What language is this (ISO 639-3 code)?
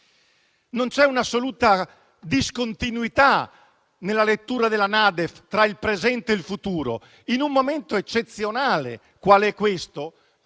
ita